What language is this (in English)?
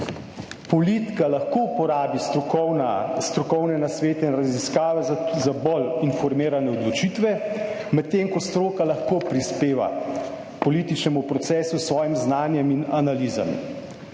Slovenian